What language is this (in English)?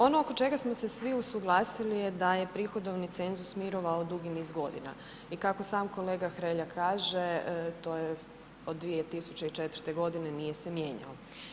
Croatian